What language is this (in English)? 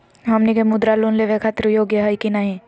Magahi